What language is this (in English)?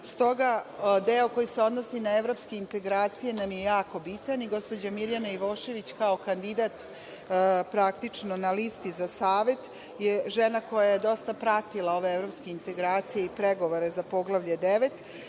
Serbian